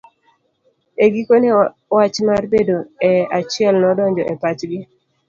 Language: Luo (Kenya and Tanzania)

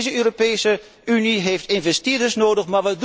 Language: Dutch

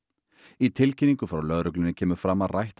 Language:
Icelandic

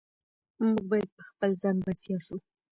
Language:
Pashto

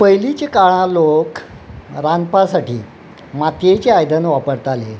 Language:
Konkani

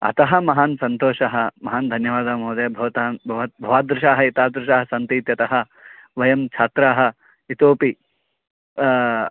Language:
Sanskrit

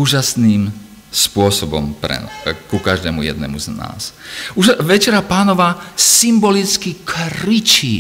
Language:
Slovak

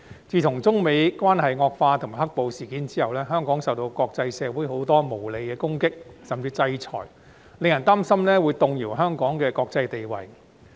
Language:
Cantonese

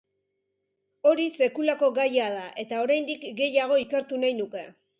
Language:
Basque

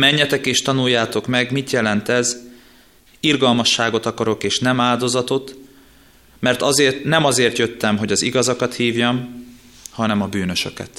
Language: Hungarian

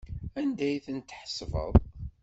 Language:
Kabyle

